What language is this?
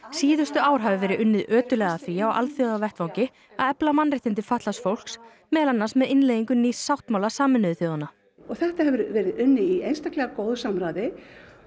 Icelandic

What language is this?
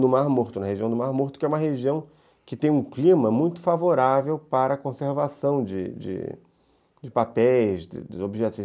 Portuguese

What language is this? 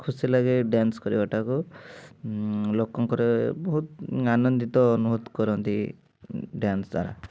Odia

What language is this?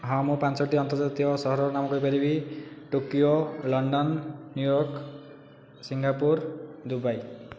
Odia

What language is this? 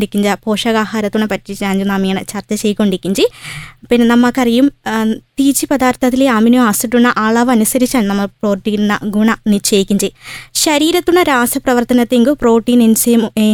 Malayalam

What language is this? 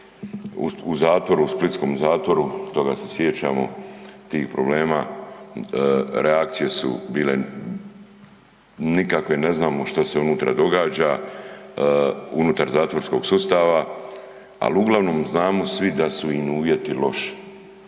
Croatian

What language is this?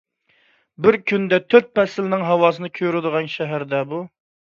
Uyghur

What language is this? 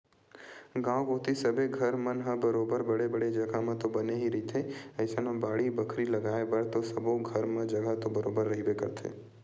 Chhattisgarhi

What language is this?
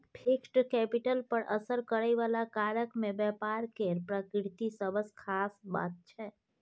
Maithili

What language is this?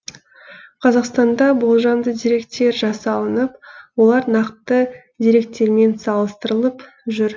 Kazakh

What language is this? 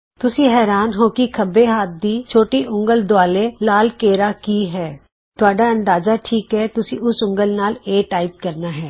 Punjabi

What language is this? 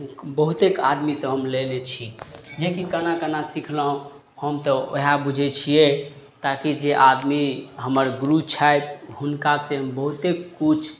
Maithili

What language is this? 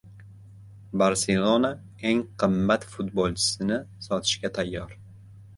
Uzbek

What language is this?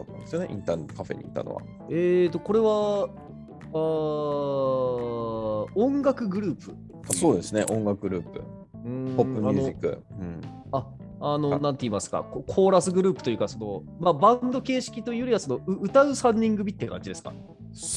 Japanese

